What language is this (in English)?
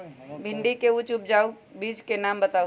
Magahi